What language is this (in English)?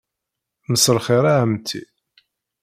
Kabyle